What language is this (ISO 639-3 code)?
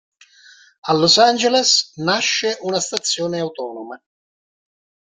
ita